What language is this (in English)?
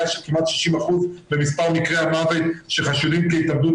Hebrew